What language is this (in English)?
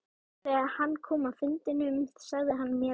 Icelandic